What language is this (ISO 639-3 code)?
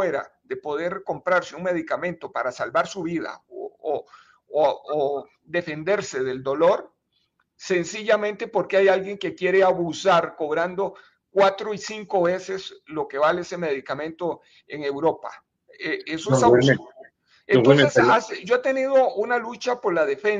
spa